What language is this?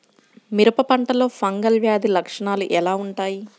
Telugu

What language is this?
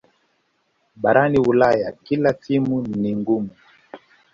Swahili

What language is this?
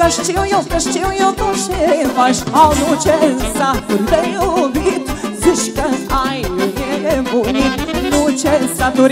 Romanian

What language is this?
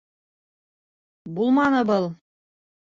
Bashkir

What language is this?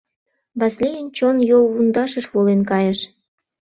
Mari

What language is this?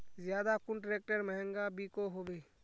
Magahi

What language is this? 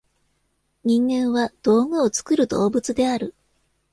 Japanese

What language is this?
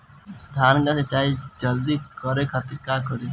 Bhojpuri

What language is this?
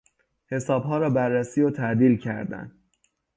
Persian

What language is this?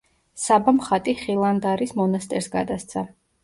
Georgian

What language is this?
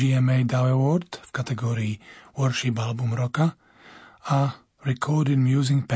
Slovak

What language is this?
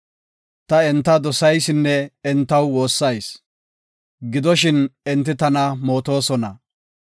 Gofa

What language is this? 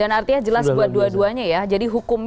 Indonesian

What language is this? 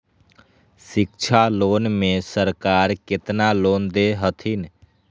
Magahi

